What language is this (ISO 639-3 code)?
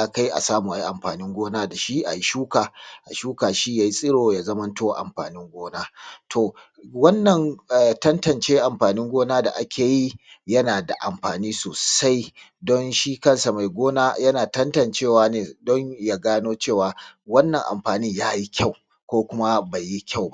hau